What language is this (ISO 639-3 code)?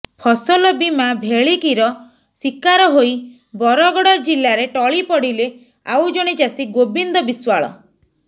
ori